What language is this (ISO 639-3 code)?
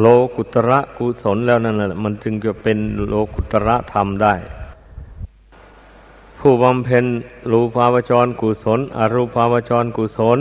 tha